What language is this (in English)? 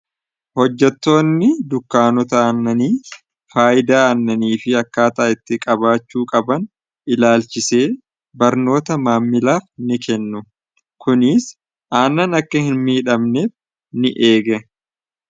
Oromo